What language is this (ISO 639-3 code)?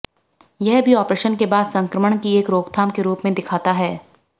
hin